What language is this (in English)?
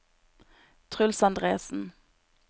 Norwegian